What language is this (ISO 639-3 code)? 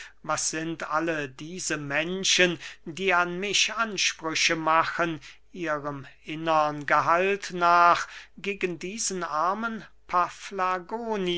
deu